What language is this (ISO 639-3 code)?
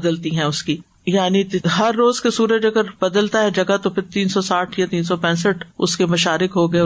urd